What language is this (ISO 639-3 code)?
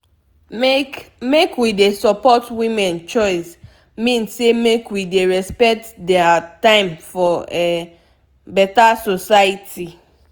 pcm